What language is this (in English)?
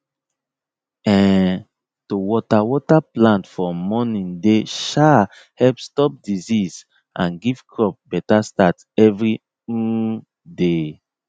Nigerian Pidgin